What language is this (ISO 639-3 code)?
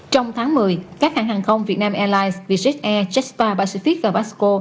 vie